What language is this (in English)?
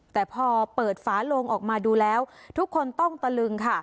Thai